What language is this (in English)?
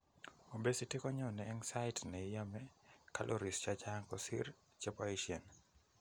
Kalenjin